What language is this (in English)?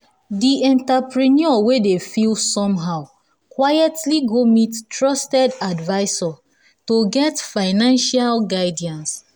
Nigerian Pidgin